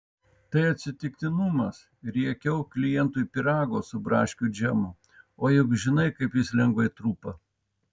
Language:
Lithuanian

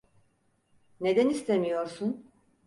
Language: Turkish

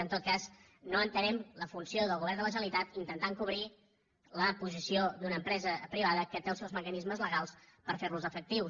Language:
Catalan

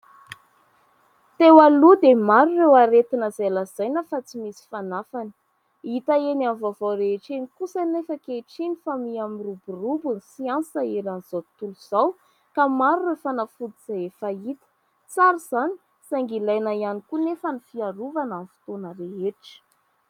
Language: Malagasy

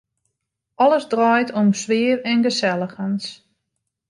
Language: Western Frisian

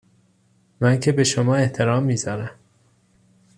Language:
Persian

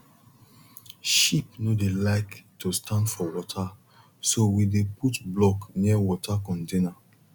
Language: Nigerian Pidgin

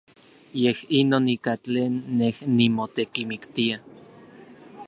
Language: Orizaba Nahuatl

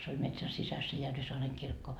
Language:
Finnish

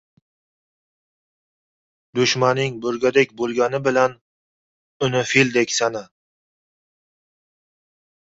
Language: Uzbek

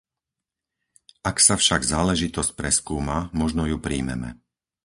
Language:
Slovak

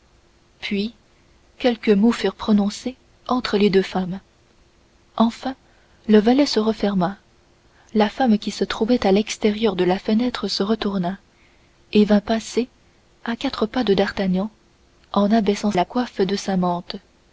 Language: French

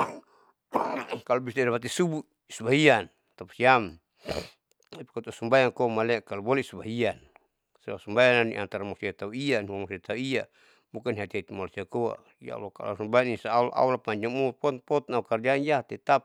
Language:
Saleman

